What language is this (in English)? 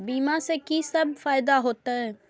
Maithili